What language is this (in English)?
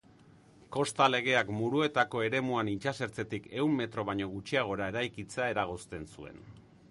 Basque